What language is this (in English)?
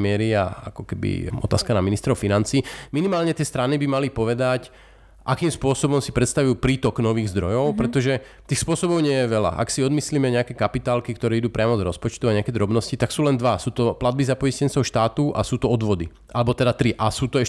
Slovak